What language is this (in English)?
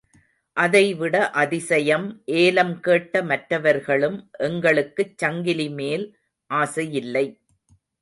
Tamil